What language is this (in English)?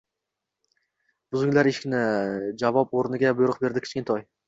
Uzbek